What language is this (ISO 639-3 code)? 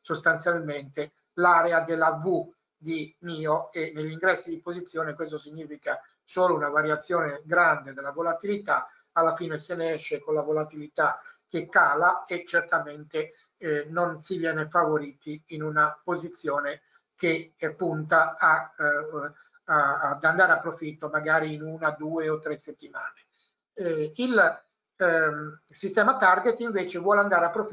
ita